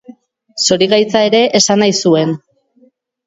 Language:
Basque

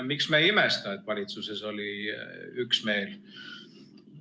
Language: Estonian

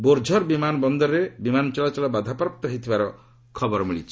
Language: Odia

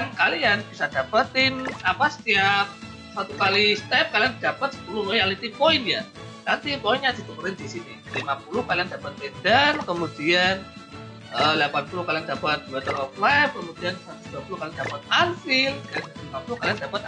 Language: Indonesian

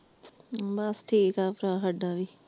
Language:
Punjabi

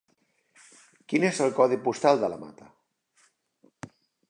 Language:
Catalan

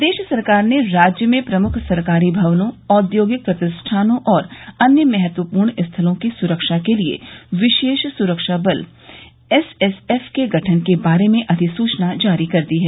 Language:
Hindi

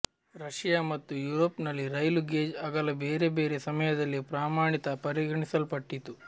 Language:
Kannada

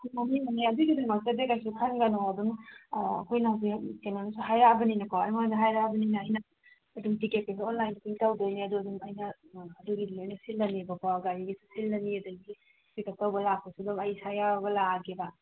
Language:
Manipuri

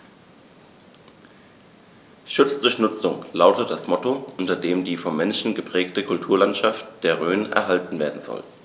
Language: German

